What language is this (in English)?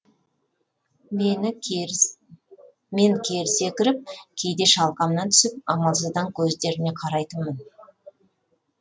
Kazakh